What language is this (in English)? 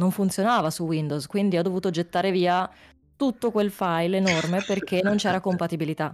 Italian